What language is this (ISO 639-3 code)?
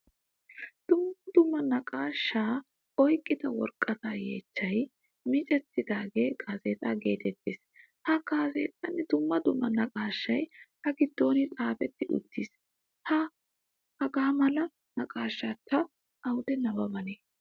wal